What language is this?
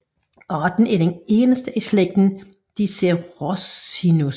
Danish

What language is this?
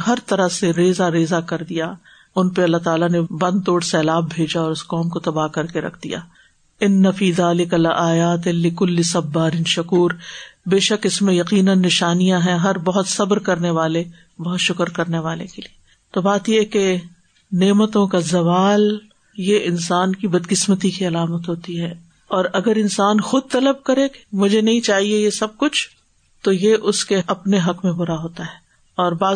Urdu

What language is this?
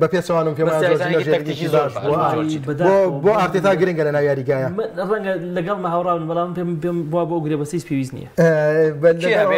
Arabic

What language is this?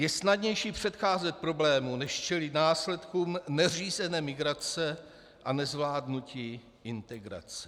Czech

